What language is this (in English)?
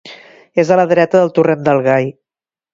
Catalan